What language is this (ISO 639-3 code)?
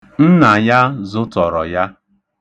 ibo